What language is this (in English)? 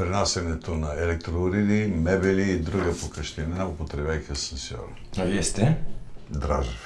Bulgarian